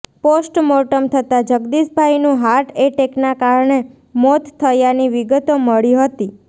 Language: Gujarati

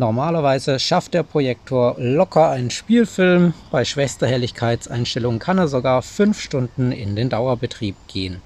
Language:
German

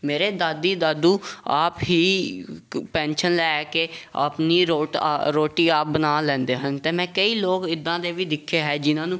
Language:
Punjabi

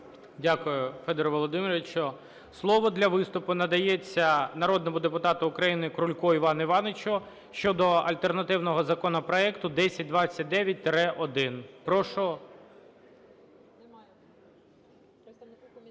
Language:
Ukrainian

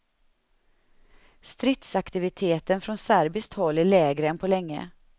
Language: Swedish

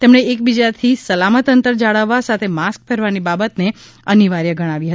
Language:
Gujarati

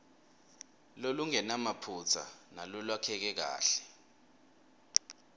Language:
Swati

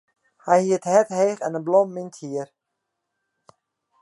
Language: Western Frisian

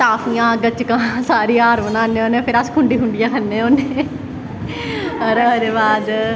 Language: Dogri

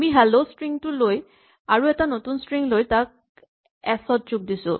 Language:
Assamese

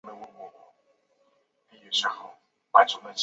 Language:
Chinese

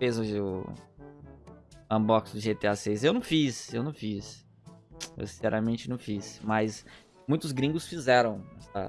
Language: Portuguese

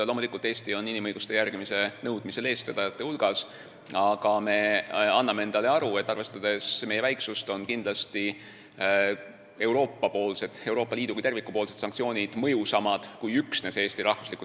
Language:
Estonian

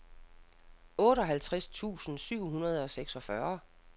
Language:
Danish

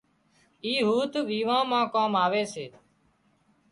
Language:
Wadiyara Koli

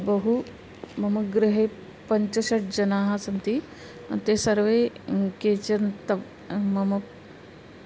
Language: Sanskrit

